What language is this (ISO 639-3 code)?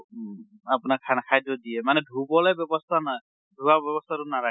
asm